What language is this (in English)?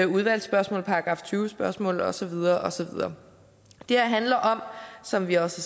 Danish